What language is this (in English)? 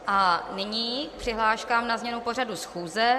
Czech